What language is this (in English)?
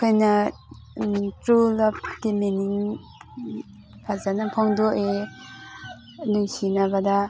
Manipuri